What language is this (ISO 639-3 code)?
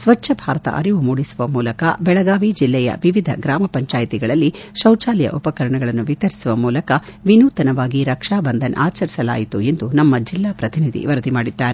kan